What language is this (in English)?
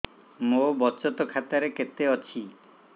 Odia